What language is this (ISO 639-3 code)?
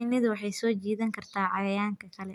som